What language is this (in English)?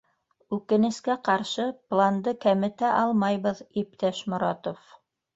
Bashkir